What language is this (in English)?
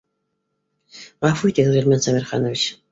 Bashkir